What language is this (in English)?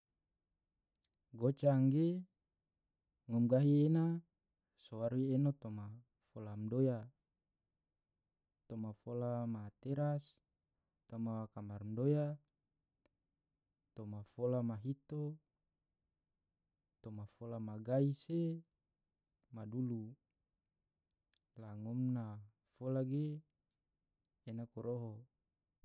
Tidore